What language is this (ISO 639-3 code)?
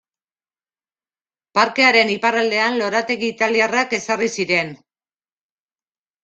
eus